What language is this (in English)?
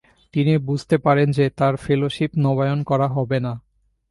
Bangla